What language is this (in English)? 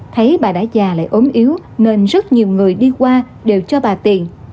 Vietnamese